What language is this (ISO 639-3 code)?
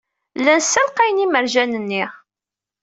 kab